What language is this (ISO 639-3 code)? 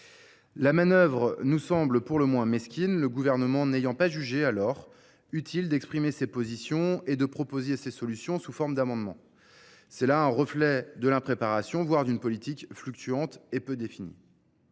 fra